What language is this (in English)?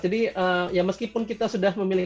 Indonesian